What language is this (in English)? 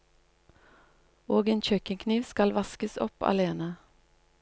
Norwegian